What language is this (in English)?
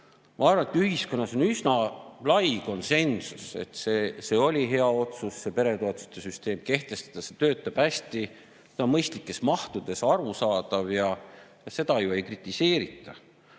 Estonian